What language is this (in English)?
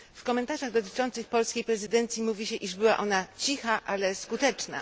Polish